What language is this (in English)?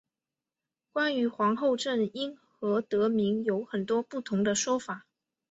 Chinese